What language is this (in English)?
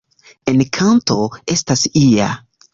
Esperanto